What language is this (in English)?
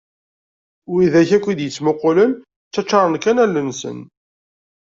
Kabyle